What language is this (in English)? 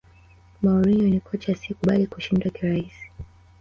Swahili